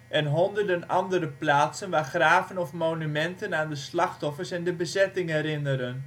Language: Dutch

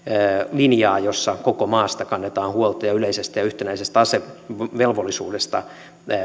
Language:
Finnish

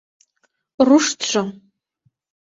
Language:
Mari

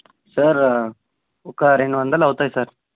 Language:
Telugu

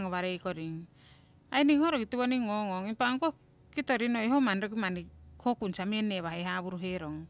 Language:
Siwai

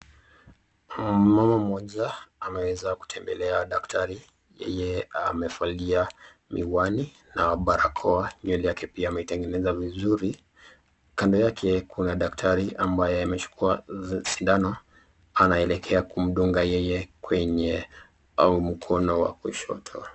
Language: Swahili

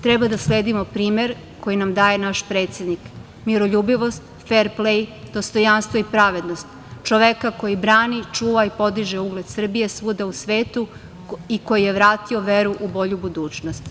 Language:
Serbian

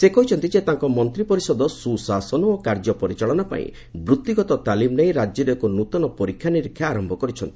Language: Odia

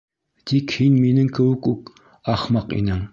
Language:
Bashkir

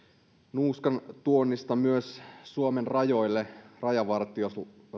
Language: Finnish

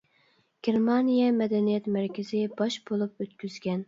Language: Uyghur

